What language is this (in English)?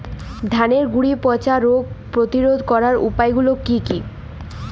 Bangla